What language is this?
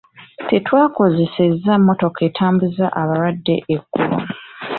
Ganda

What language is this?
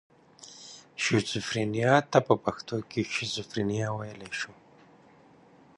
Pashto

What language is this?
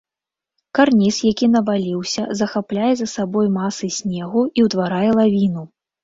Belarusian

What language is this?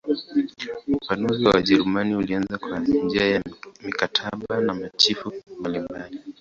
Swahili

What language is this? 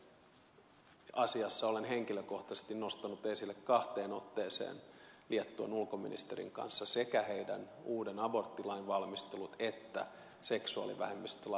Finnish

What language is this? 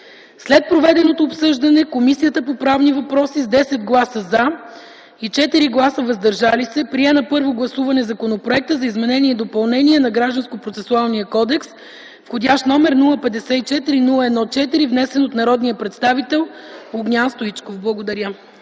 Bulgarian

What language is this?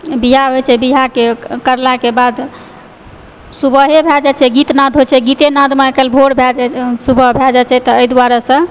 Maithili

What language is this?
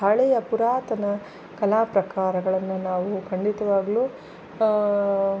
Kannada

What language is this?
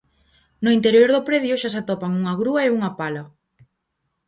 Galician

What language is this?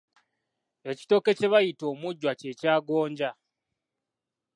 Ganda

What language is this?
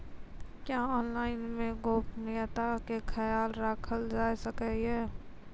Maithili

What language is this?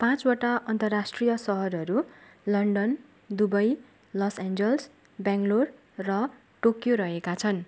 Nepali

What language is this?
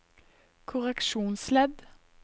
Norwegian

